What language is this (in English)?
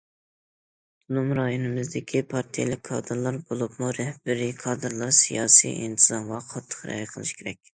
Uyghur